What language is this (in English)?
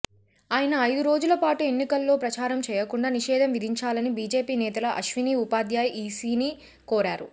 Telugu